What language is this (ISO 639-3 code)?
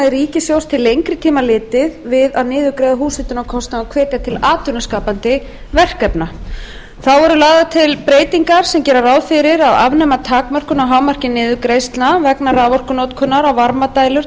isl